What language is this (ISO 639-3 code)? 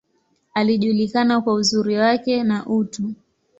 swa